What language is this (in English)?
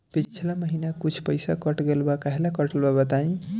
Bhojpuri